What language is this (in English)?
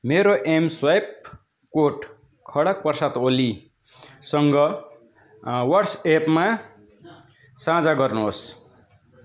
Nepali